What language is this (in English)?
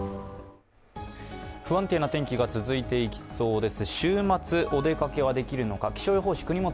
Japanese